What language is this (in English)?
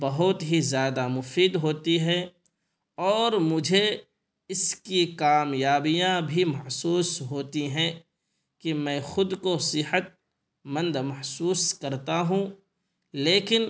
Urdu